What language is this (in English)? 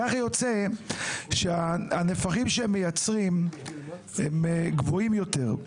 Hebrew